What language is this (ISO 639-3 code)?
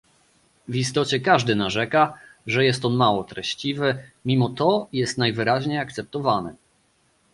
pol